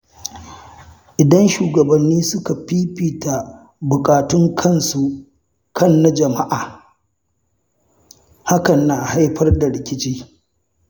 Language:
Hausa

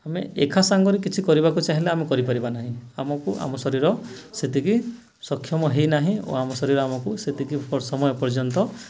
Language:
Odia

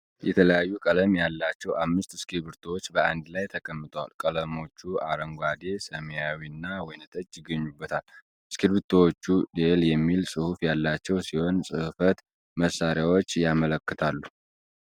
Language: Amharic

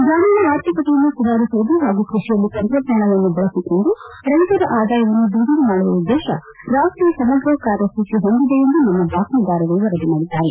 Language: Kannada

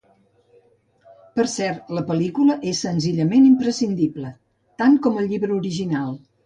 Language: Catalan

